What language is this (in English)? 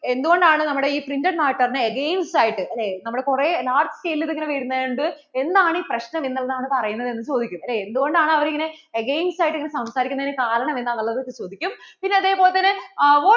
Malayalam